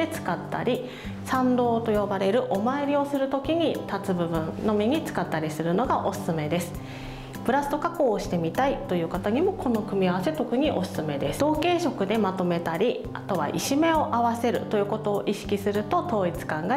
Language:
Japanese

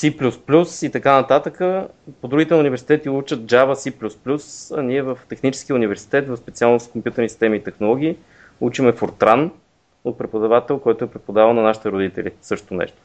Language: Bulgarian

